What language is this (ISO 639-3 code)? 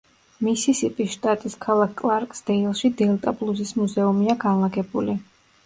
kat